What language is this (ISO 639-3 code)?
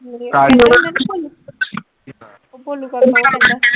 pan